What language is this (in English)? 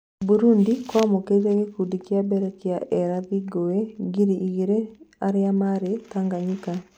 Kikuyu